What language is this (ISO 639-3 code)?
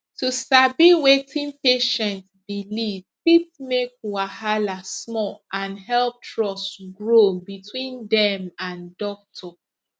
pcm